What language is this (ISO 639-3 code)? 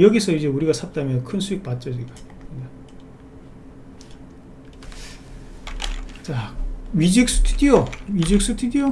kor